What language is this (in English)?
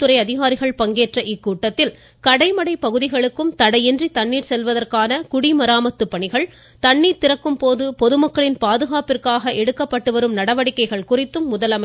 Tamil